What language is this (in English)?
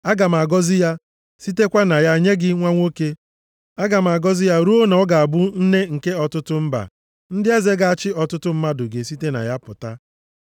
Igbo